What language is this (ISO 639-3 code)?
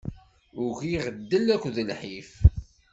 kab